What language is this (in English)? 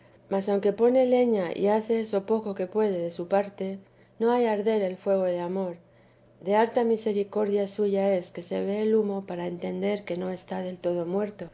Spanish